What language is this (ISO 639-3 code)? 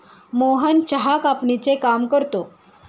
mar